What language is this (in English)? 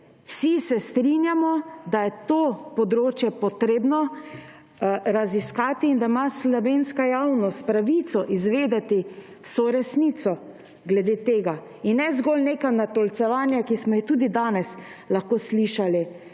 Slovenian